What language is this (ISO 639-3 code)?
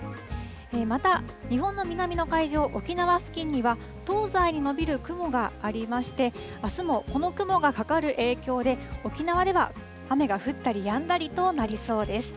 jpn